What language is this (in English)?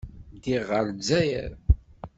Kabyle